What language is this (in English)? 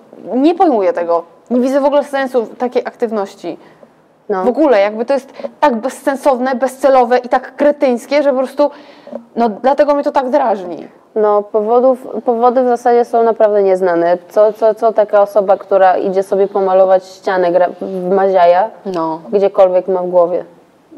Polish